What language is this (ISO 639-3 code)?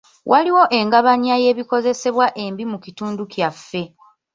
lug